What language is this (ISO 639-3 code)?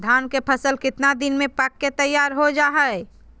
mag